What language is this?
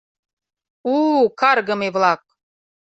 Mari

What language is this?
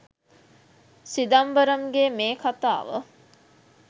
Sinhala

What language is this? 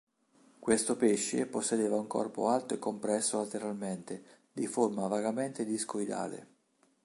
Italian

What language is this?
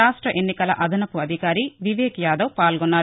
Telugu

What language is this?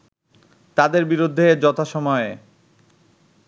Bangla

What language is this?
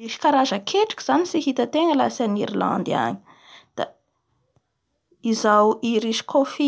Bara Malagasy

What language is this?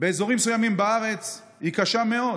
Hebrew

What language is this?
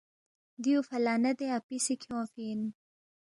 Balti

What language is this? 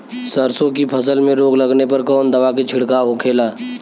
Bhojpuri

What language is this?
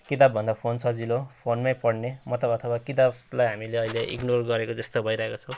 Nepali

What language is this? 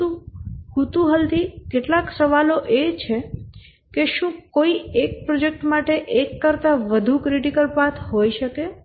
Gujarati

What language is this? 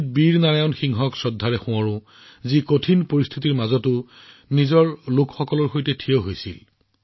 Assamese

